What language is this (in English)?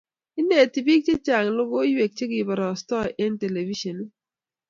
Kalenjin